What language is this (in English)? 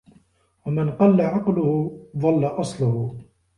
Arabic